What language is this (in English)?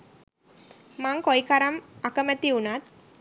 Sinhala